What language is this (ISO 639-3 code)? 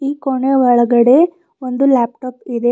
kan